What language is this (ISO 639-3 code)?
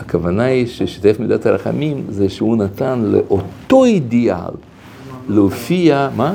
heb